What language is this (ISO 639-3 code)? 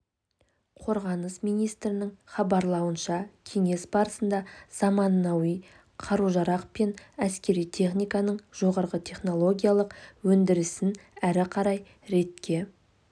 kaz